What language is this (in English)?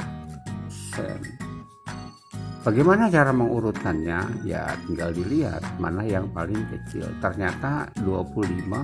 Indonesian